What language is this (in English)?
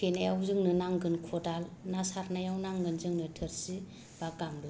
Bodo